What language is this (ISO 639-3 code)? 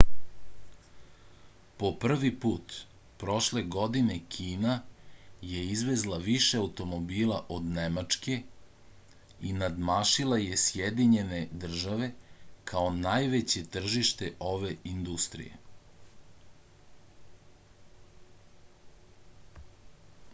srp